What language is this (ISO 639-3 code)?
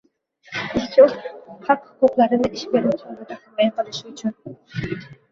uzb